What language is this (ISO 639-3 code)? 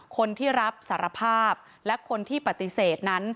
tha